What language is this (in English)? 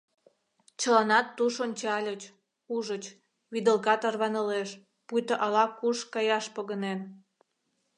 Mari